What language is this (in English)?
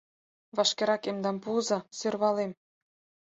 Mari